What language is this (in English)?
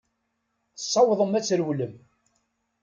Kabyle